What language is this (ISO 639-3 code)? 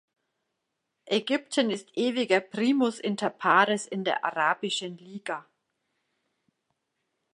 deu